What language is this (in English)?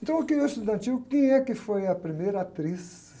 Portuguese